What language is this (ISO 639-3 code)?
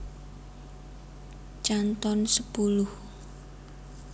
jav